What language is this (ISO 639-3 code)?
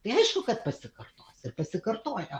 lit